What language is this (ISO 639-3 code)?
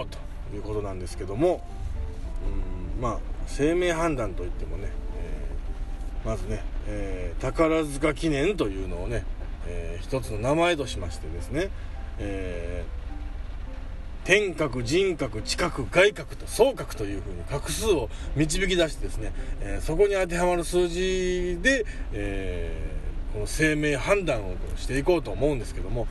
jpn